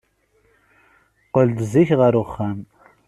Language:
Kabyle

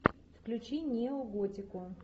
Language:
Russian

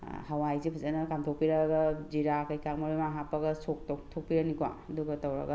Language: Manipuri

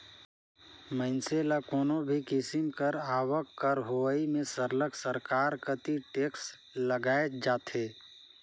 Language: Chhattisgarhi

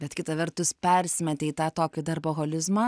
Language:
Lithuanian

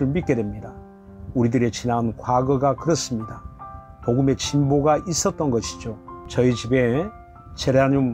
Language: Korean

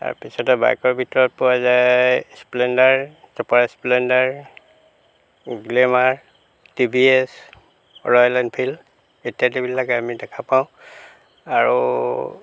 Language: Assamese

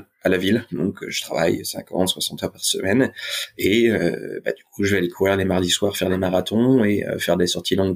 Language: French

